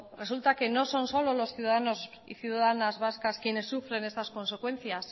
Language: Spanish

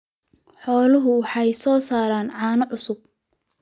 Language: Somali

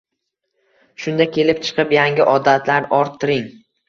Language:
Uzbek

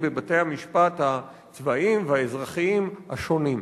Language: Hebrew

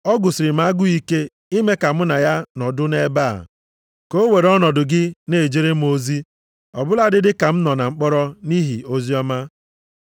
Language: Igbo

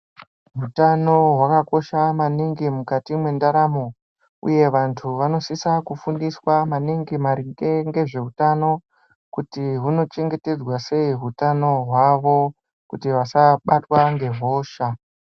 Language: Ndau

